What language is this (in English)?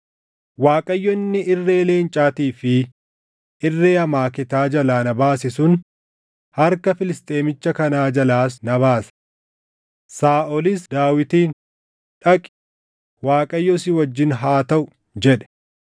Oromo